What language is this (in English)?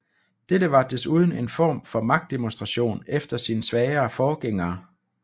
Danish